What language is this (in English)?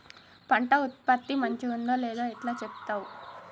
Telugu